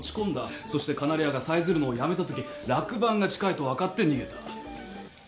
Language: Japanese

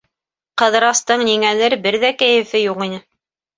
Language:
Bashkir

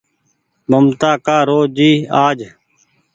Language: Goaria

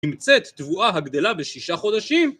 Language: Hebrew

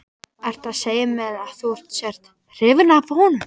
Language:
Icelandic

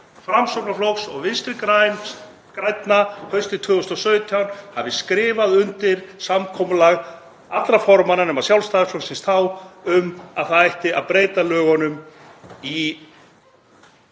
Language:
Icelandic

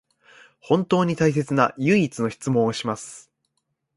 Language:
Japanese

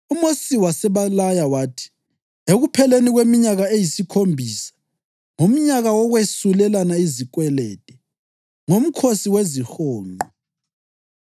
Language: North Ndebele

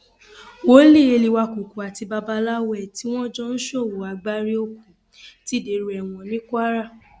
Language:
Yoruba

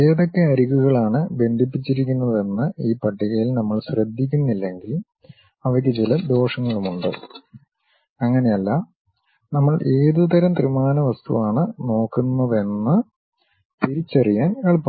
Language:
Malayalam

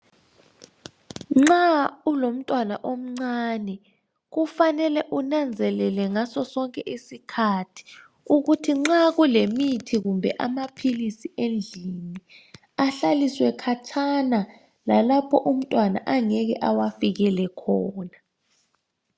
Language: North Ndebele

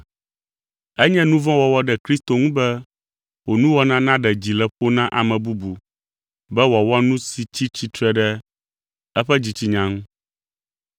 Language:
Ewe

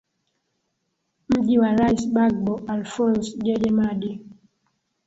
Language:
Swahili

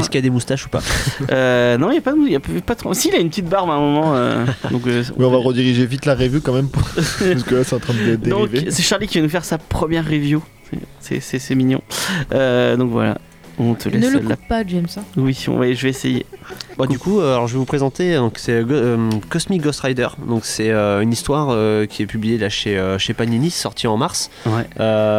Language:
French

